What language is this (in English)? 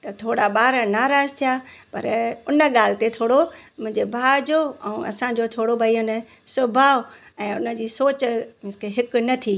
Sindhi